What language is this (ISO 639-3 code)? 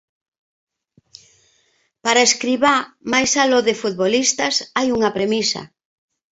glg